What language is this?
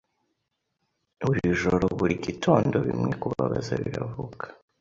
Kinyarwanda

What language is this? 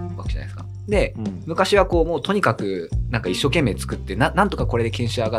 Japanese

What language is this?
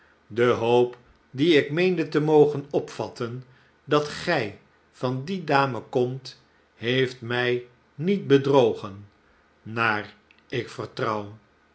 Dutch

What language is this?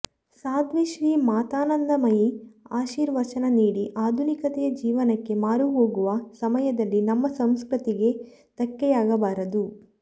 Kannada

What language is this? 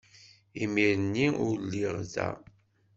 Kabyle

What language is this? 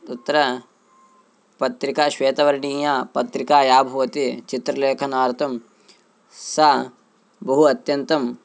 Sanskrit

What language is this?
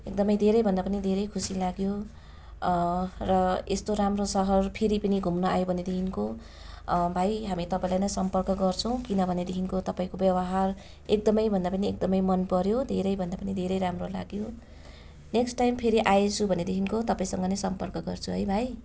Nepali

